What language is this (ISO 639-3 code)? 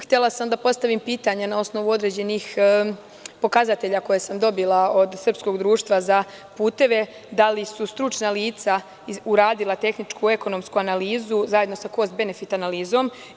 srp